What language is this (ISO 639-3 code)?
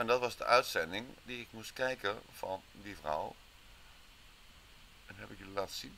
nld